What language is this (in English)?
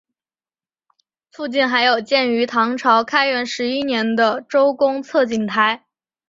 Chinese